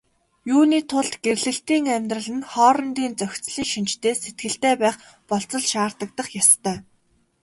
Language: Mongolian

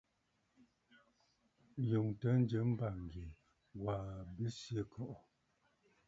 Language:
Bafut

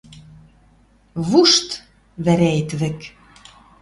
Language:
Western Mari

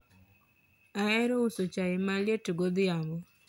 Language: Luo (Kenya and Tanzania)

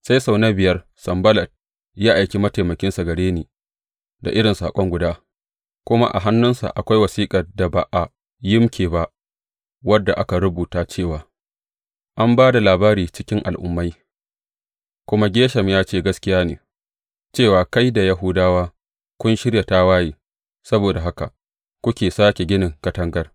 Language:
Hausa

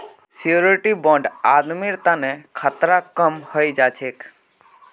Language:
Magahi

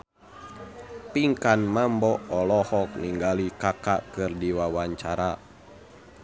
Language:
Sundanese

